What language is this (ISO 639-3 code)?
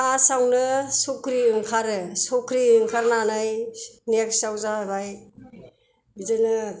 brx